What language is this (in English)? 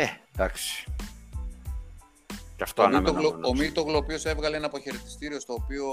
Greek